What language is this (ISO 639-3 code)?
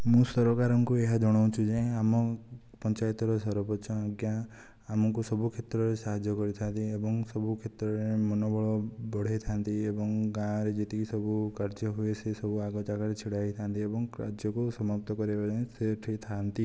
ori